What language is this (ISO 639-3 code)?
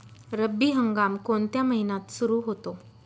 mar